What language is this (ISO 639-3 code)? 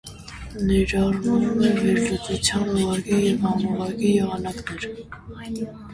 hye